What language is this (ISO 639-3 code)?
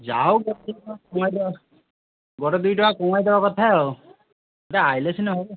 ori